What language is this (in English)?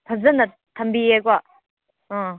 Manipuri